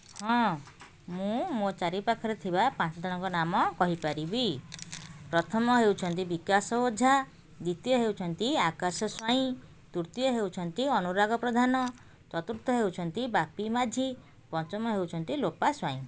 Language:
Odia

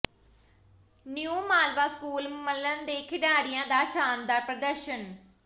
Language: Punjabi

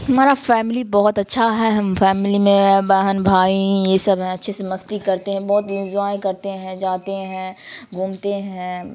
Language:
Urdu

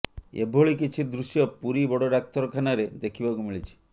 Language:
Odia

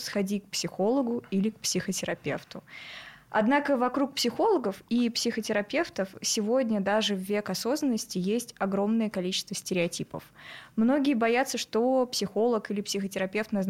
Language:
Russian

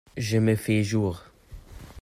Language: French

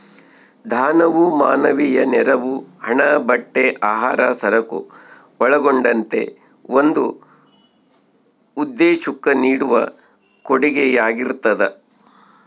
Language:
Kannada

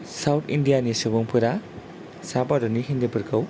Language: Bodo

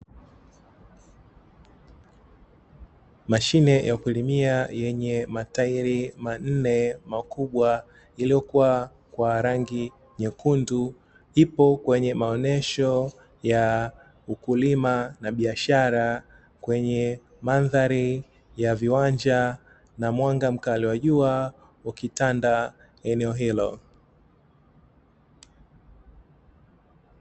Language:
Swahili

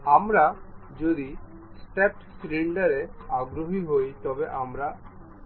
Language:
Bangla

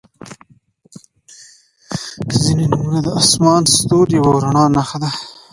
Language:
Pashto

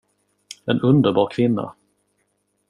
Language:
Swedish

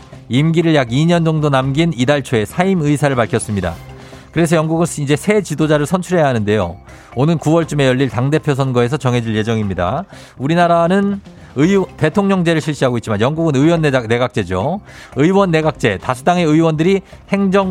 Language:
Korean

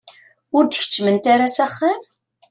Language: Kabyle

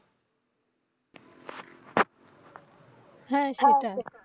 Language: Bangla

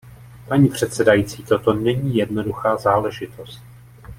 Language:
Czech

